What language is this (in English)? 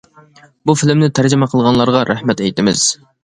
Uyghur